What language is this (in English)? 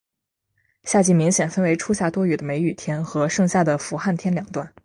Chinese